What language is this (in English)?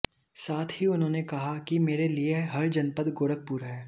Hindi